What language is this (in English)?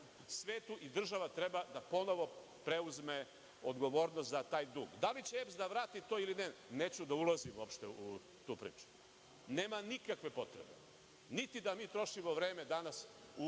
Serbian